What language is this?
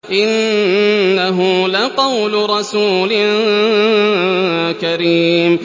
Arabic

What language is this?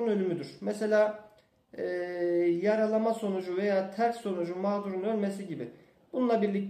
Turkish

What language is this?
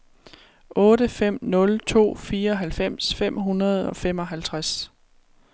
Danish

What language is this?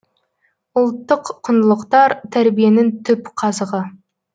Kazakh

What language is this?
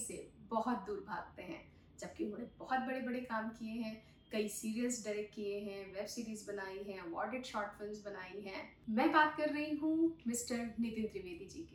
Hindi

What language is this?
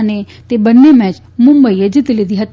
Gujarati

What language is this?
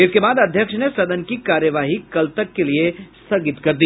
Hindi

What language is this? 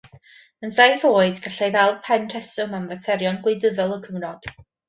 Welsh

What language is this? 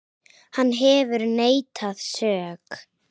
Icelandic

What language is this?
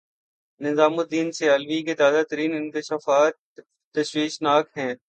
Urdu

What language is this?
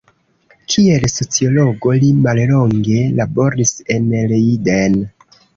Esperanto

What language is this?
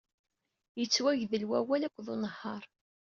Kabyle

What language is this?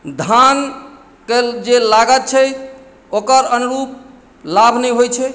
Maithili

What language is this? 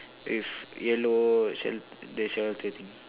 English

